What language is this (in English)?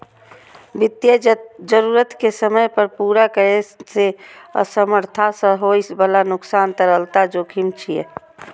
Maithili